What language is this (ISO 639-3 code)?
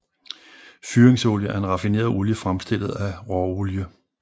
dan